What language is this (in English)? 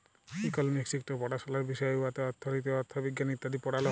Bangla